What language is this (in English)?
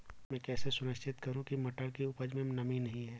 Hindi